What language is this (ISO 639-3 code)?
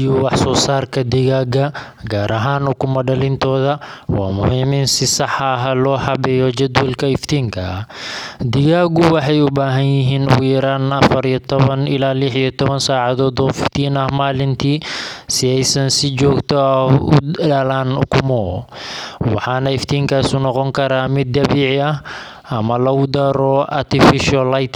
som